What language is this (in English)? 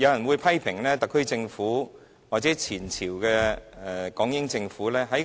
Cantonese